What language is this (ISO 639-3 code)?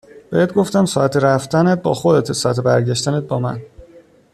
fas